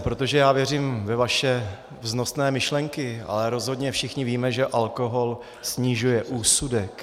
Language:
Czech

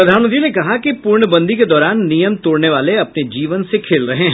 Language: Hindi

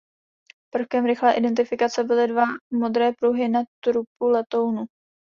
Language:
Czech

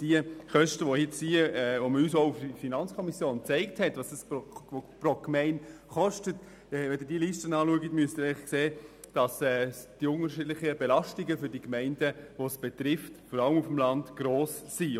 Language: Swiss German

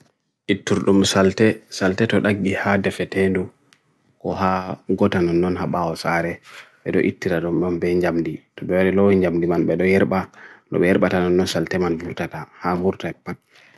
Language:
Bagirmi Fulfulde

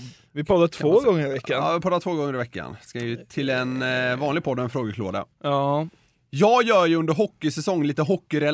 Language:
Swedish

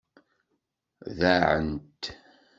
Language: Kabyle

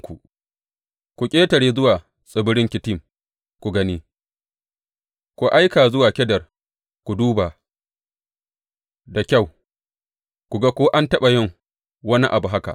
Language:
Hausa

